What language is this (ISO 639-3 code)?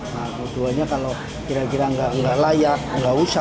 ind